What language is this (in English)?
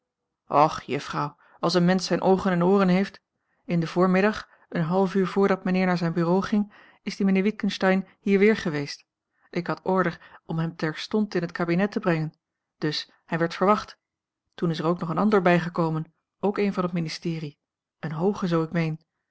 Dutch